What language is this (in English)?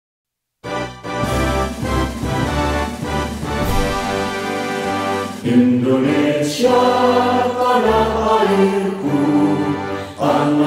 Romanian